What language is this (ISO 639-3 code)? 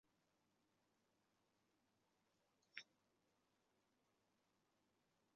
zho